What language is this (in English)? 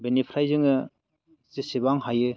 Bodo